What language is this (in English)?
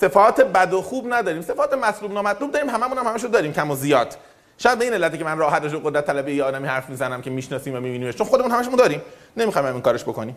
Persian